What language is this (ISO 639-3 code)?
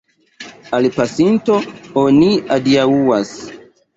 epo